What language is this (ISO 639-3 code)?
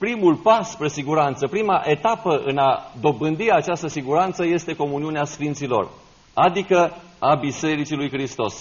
ron